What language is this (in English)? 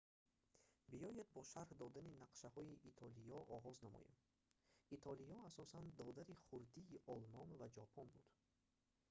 Tajik